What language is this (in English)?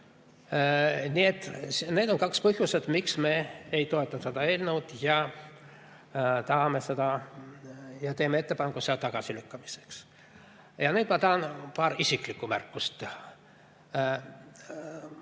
Estonian